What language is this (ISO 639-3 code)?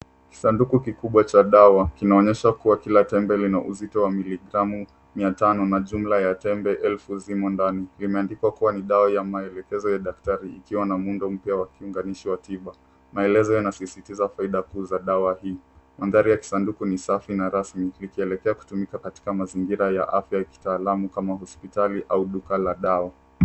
swa